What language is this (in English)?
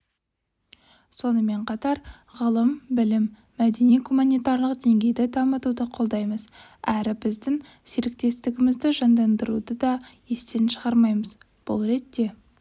Kazakh